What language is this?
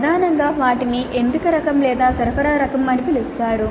Telugu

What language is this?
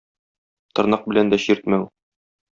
Tatar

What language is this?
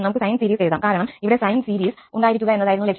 Malayalam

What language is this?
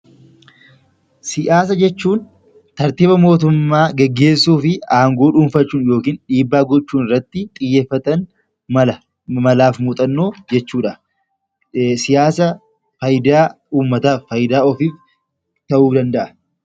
Oromo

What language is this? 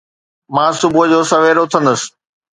Sindhi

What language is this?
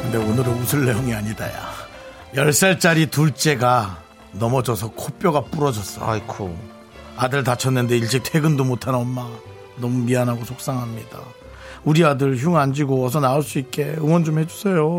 Korean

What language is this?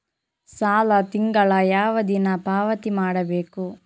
Kannada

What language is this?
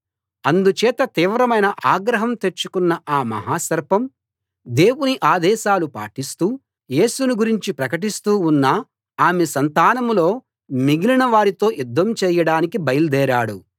Telugu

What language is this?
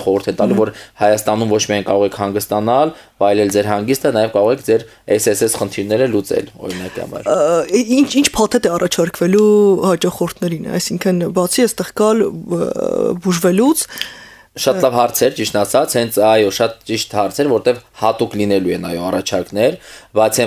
Dutch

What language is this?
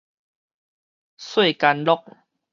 Min Nan Chinese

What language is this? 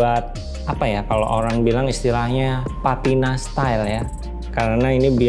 Indonesian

